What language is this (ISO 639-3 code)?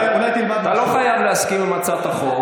heb